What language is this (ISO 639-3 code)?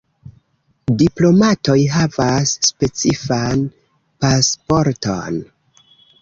epo